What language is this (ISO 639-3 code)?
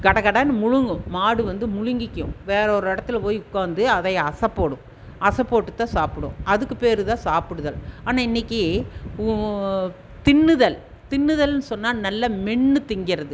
tam